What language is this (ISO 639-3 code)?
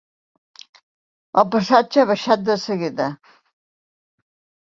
cat